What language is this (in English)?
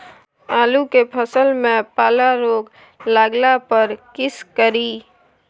Maithili